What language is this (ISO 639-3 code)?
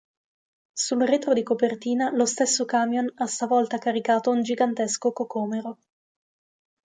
ita